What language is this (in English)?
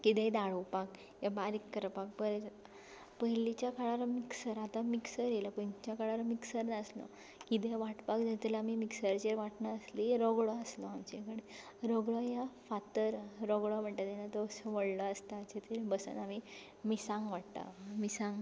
Konkani